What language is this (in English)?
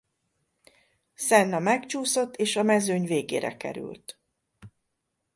Hungarian